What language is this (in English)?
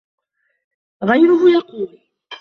Arabic